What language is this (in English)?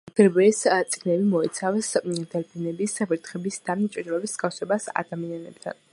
Georgian